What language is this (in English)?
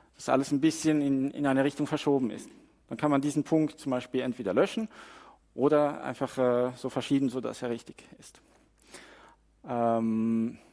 German